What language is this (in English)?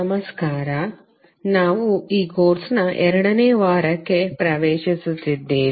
Kannada